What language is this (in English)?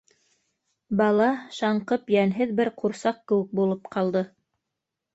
Bashkir